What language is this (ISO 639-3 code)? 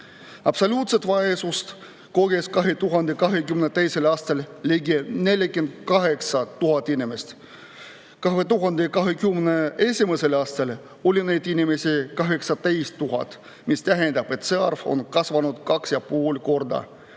est